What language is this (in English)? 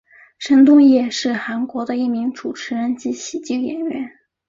Chinese